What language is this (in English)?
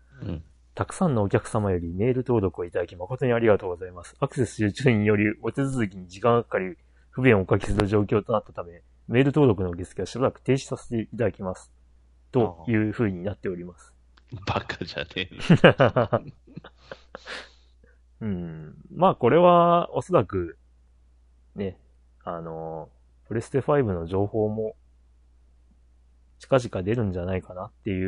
Japanese